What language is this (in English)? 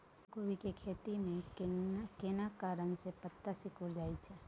Maithili